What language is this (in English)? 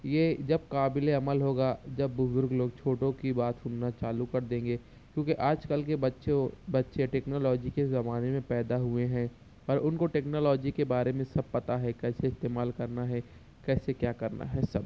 Urdu